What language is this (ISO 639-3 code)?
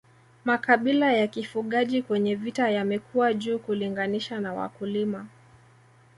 swa